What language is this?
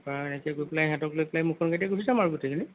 Assamese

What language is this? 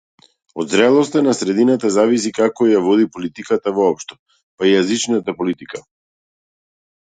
Macedonian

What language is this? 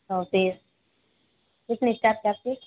Hindi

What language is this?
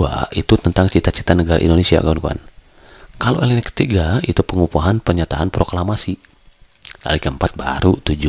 Indonesian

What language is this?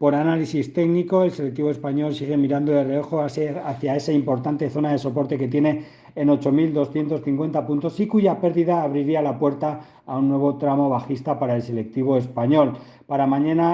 Spanish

